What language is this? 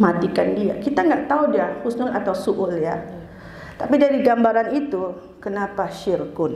Indonesian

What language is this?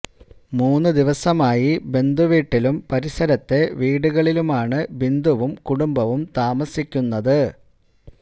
Malayalam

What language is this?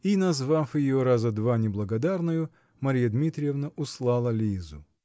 Russian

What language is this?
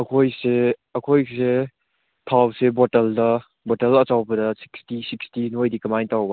Manipuri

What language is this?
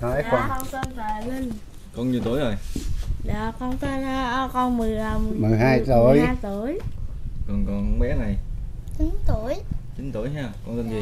Vietnamese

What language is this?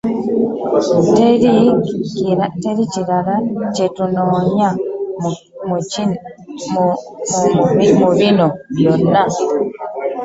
Ganda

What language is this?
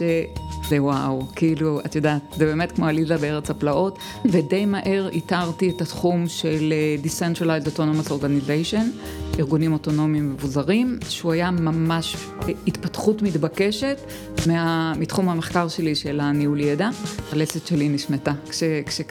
Hebrew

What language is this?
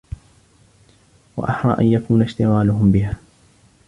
Arabic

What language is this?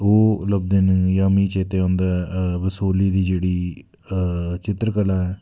Dogri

